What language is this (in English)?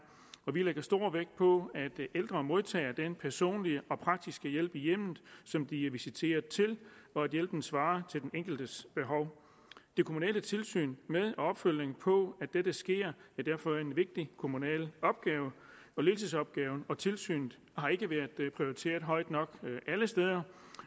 Danish